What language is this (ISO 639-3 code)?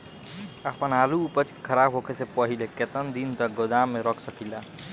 bho